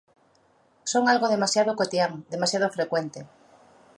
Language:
Galician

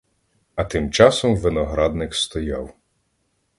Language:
Ukrainian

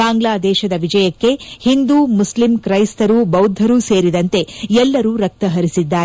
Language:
Kannada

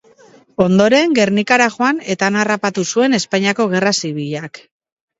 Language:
Basque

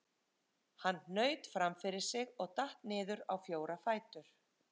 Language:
Icelandic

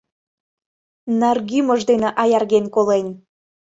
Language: Mari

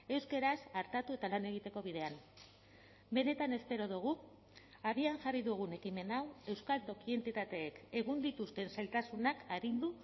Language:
Basque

